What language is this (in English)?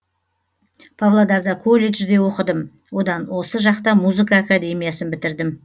Kazakh